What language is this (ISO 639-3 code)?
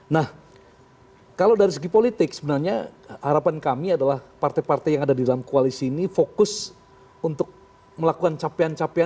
ind